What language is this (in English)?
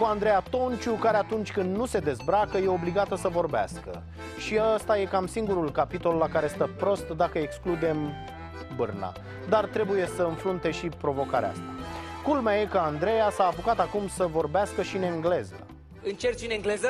Romanian